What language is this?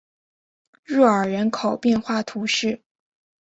Chinese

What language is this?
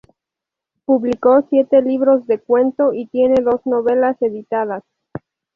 Spanish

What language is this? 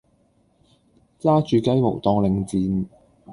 Cantonese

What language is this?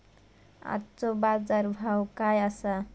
Marathi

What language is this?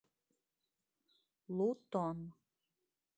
Russian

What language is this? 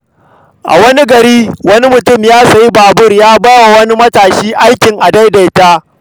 Hausa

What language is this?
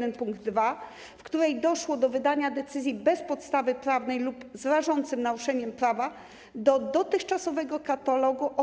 Polish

